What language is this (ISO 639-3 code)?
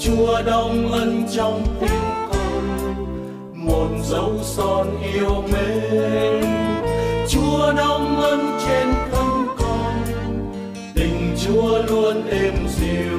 vie